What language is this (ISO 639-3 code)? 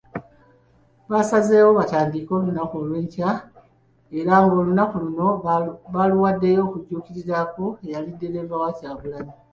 lug